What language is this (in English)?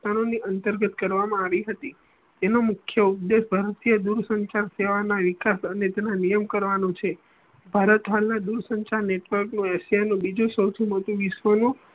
Gujarati